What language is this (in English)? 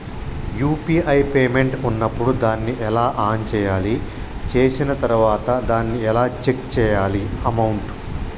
Telugu